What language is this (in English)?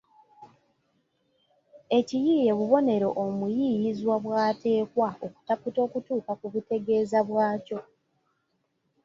Ganda